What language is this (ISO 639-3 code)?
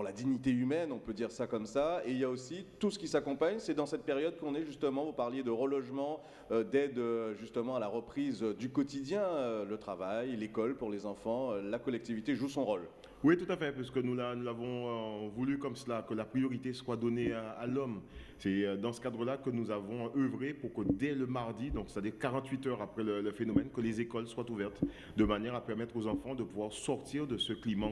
fra